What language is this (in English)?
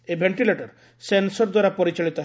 Odia